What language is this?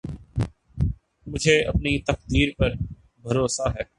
Urdu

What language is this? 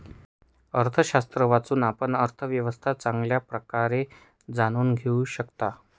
Marathi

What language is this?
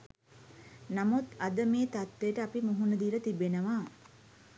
Sinhala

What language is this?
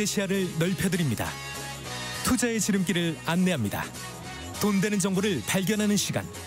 Korean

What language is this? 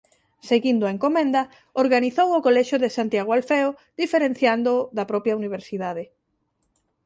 Galician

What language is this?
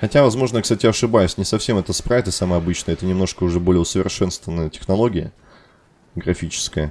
Russian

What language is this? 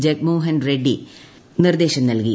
Malayalam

